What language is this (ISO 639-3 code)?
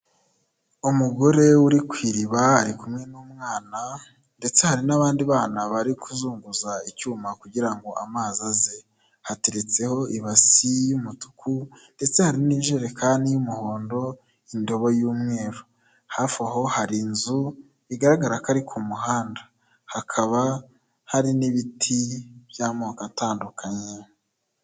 kin